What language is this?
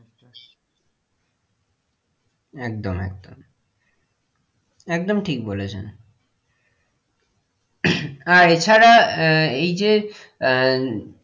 Bangla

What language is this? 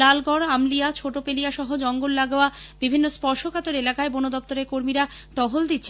Bangla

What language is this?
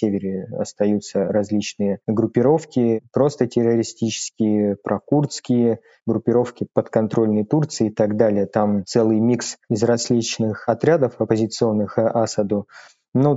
Russian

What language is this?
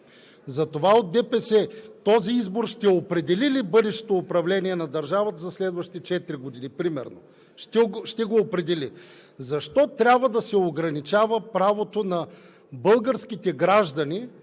Bulgarian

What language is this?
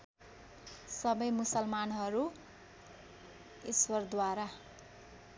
Nepali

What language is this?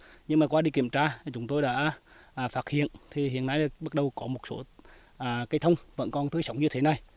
Vietnamese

